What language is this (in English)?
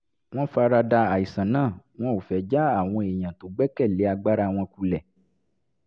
Yoruba